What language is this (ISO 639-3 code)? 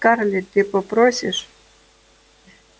rus